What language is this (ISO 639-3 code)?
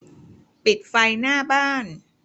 tha